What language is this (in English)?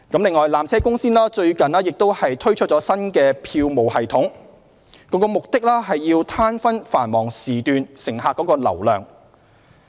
Cantonese